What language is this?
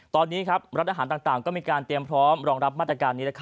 Thai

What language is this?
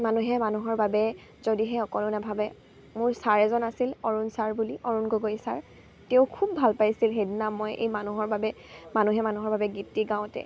Assamese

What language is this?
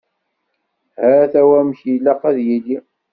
Kabyle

